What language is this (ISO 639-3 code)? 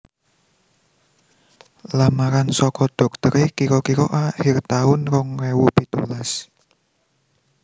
jav